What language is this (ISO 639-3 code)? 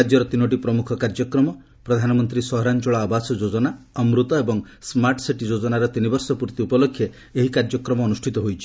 ori